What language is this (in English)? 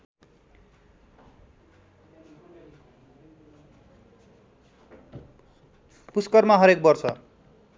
Nepali